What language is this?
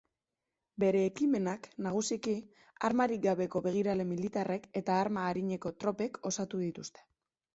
Basque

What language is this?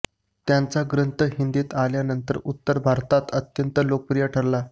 Marathi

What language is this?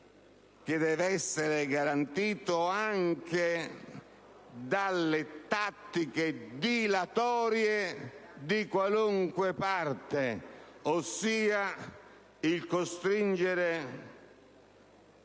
Italian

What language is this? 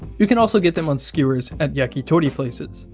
English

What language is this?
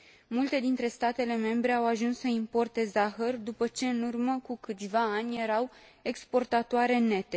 Romanian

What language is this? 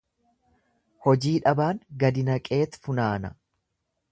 Oromo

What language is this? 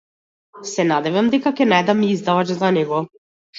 Macedonian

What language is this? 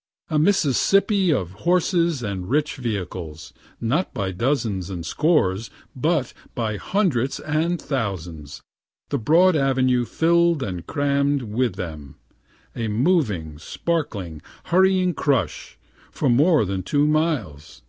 English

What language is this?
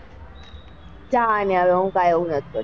Gujarati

